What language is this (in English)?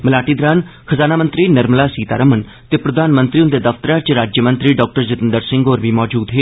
Dogri